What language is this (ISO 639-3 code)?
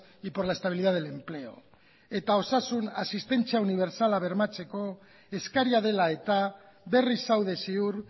eus